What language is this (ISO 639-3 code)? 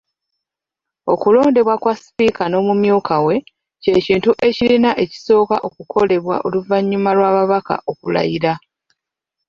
lug